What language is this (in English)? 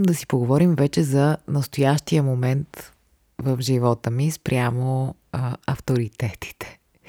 Bulgarian